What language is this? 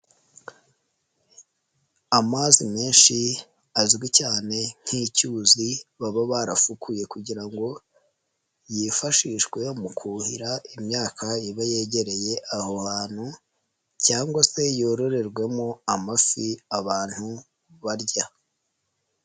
Kinyarwanda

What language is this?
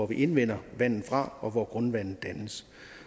Danish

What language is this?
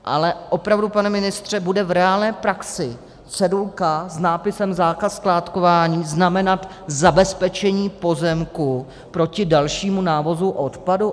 Czech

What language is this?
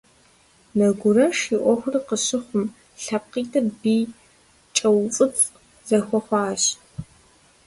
Kabardian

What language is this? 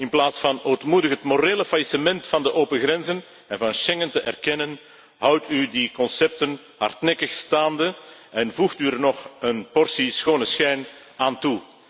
Dutch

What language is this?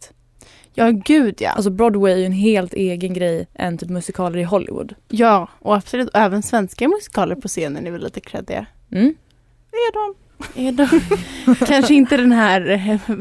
Swedish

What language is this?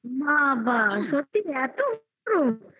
Bangla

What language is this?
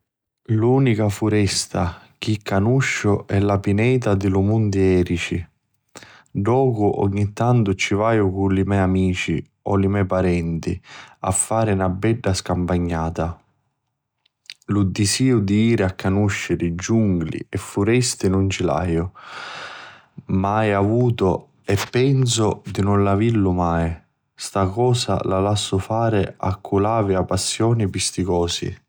Sicilian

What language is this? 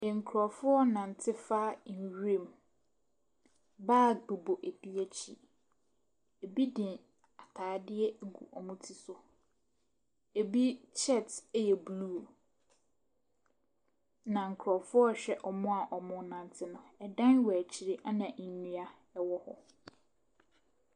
Akan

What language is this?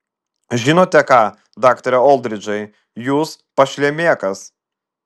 Lithuanian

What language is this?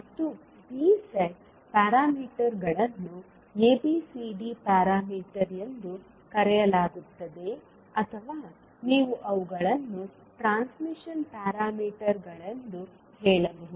Kannada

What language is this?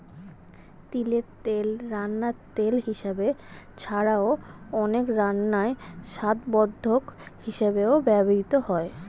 Bangla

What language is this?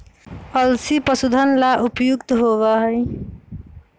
Magahi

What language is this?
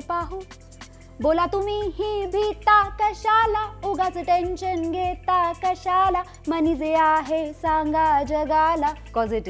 Marathi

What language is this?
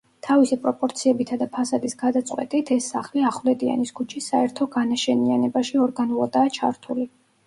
Georgian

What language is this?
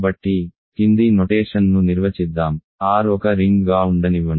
Telugu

